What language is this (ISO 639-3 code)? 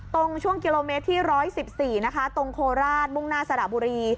tha